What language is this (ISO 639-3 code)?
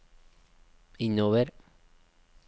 nor